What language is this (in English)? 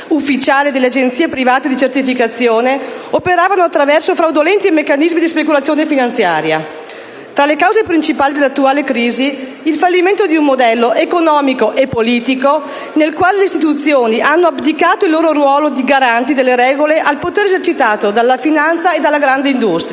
Italian